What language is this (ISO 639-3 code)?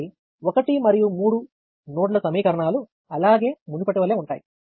tel